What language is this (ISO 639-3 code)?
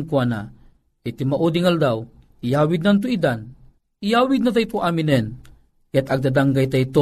fil